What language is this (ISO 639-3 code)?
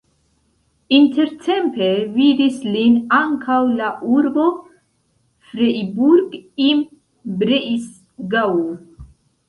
epo